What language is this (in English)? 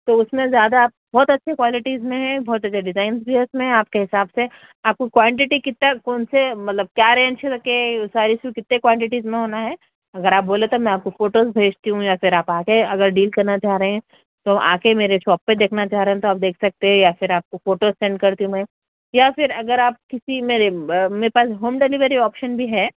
Urdu